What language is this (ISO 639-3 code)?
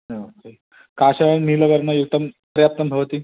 san